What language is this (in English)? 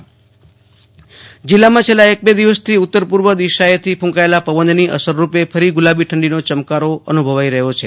Gujarati